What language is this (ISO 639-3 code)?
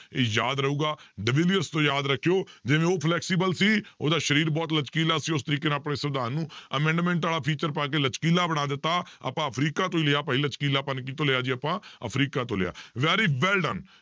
pan